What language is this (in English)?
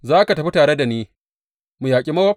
Hausa